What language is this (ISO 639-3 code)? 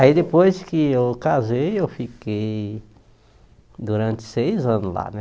por